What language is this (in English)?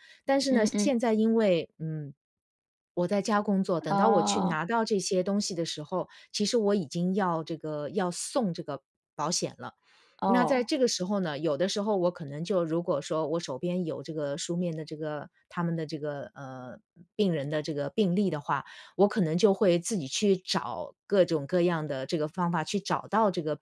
Chinese